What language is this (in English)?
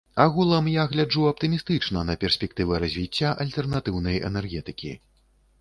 Belarusian